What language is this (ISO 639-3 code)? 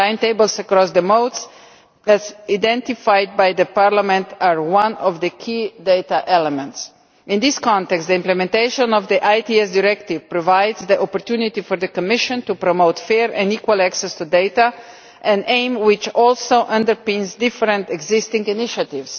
eng